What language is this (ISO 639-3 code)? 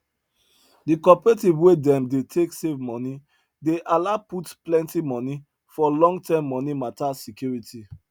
pcm